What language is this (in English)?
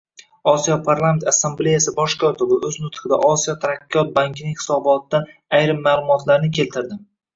Uzbek